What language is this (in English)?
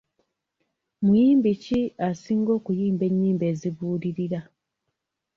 Ganda